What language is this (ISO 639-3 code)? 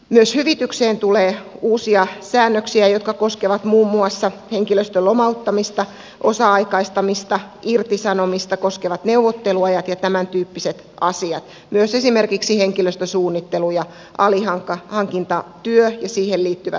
fin